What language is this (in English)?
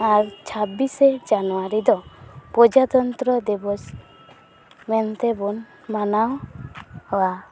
Santali